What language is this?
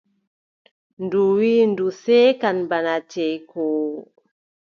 Adamawa Fulfulde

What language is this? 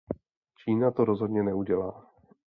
Czech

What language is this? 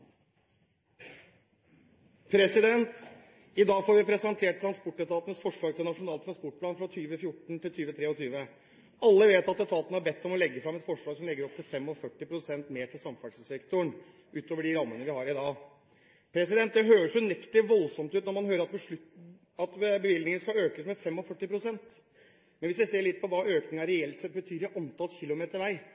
Norwegian Bokmål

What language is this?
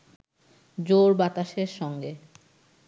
Bangla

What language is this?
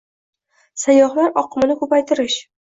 Uzbek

